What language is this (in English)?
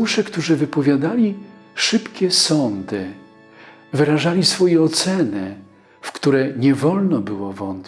Polish